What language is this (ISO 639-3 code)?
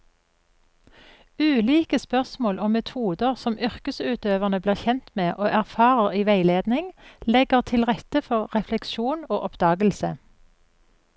nor